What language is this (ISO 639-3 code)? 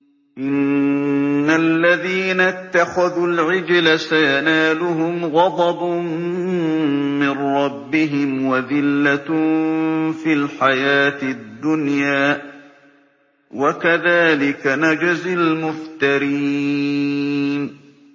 ara